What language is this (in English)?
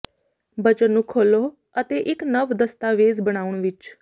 Punjabi